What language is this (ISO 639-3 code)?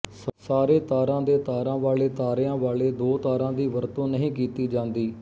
pan